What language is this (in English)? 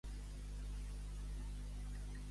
Catalan